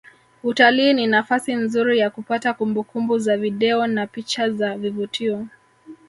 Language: Swahili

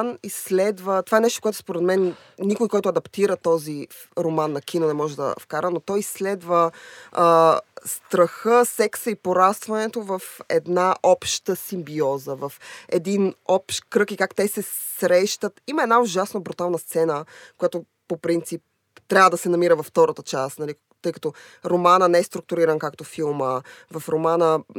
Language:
Bulgarian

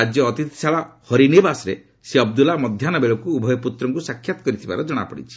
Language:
Odia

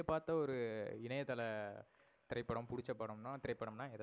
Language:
Tamil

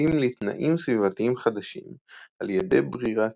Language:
Hebrew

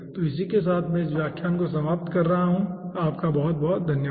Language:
Hindi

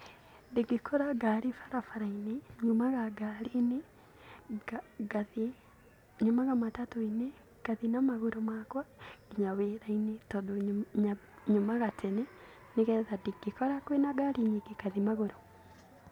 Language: Kikuyu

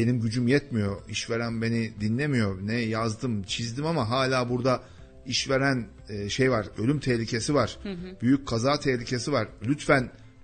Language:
Turkish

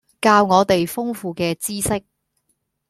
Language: Cantonese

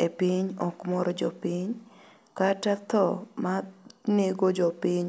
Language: Luo (Kenya and Tanzania)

